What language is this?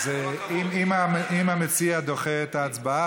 Hebrew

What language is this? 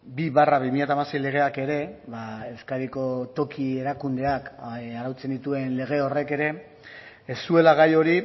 Basque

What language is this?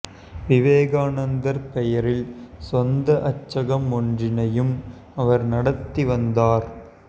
Tamil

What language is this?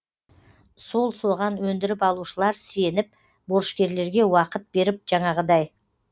Kazakh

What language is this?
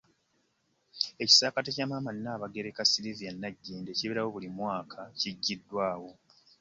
Ganda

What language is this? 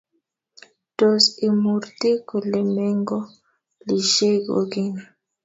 Kalenjin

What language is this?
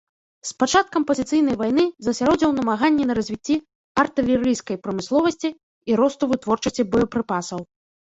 Belarusian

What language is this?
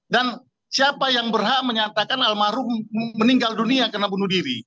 Indonesian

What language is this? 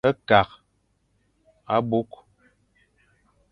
Fang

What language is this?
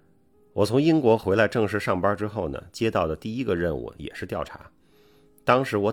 Chinese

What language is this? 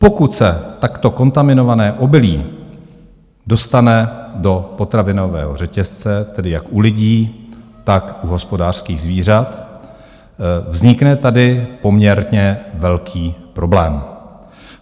Czech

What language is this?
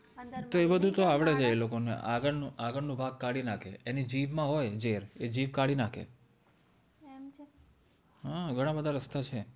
Gujarati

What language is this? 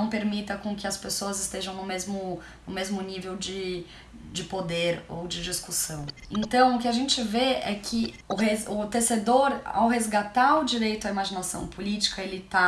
Portuguese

